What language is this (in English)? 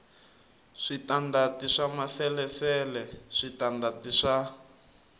Tsonga